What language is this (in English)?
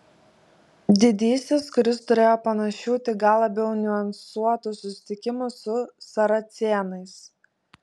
Lithuanian